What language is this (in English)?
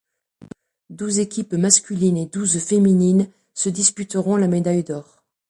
French